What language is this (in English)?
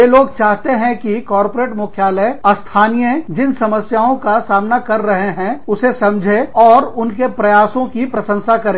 Hindi